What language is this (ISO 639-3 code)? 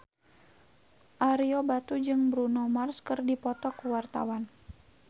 sun